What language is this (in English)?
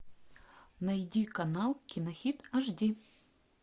Russian